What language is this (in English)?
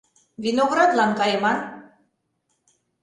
Mari